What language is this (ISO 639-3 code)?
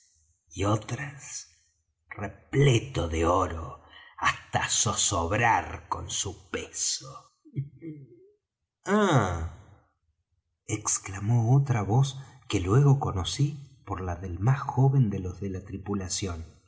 spa